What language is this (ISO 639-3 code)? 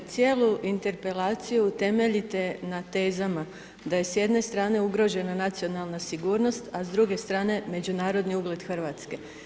hrv